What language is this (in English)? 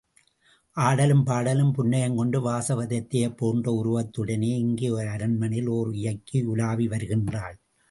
Tamil